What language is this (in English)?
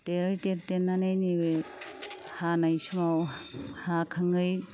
Bodo